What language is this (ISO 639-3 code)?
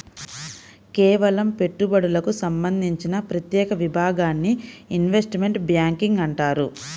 tel